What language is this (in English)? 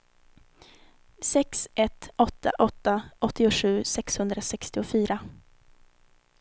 Swedish